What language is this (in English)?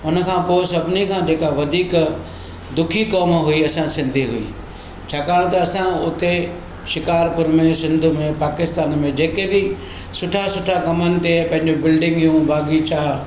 Sindhi